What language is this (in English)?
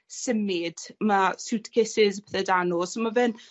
Welsh